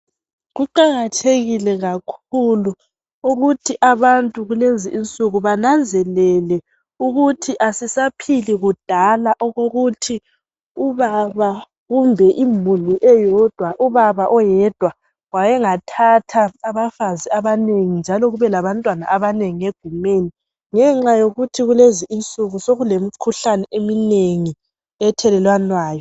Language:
North Ndebele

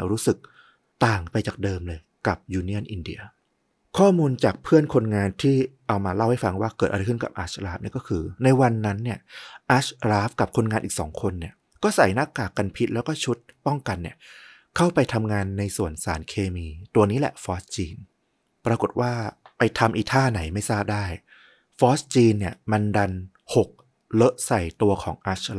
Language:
Thai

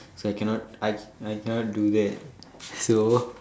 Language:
English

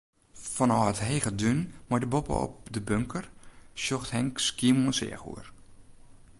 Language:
Western Frisian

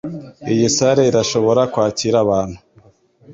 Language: Kinyarwanda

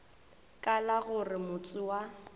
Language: Northern Sotho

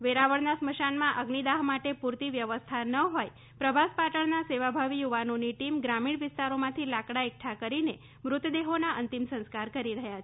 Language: Gujarati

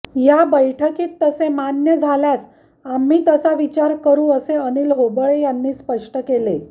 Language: Marathi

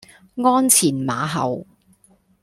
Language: Cantonese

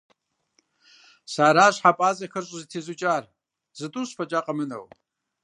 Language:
Kabardian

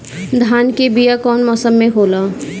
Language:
Bhojpuri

